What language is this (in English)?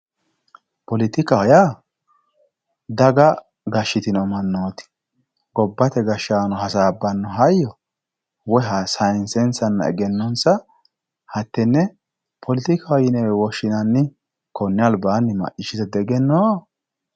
Sidamo